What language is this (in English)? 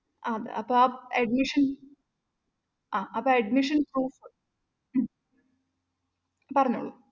Malayalam